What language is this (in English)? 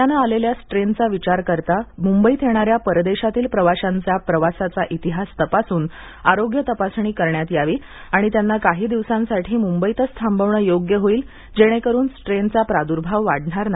Marathi